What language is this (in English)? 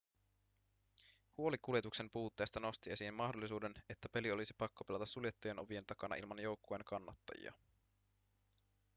Finnish